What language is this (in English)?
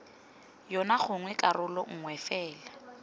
Tswana